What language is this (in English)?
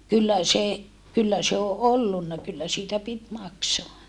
Finnish